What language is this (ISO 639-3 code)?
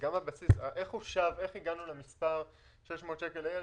heb